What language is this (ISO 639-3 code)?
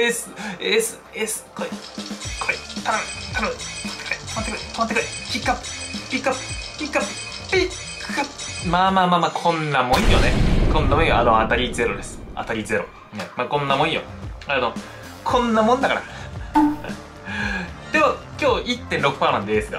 jpn